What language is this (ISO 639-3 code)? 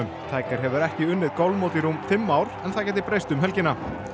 isl